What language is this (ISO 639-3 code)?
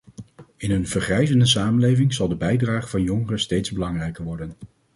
nld